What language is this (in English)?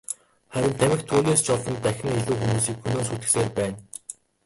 Mongolian